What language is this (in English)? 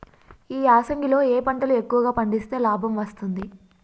Telugu